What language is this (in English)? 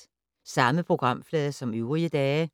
Danish